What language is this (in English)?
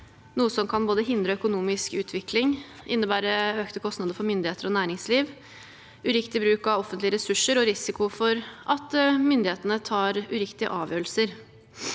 Norwegian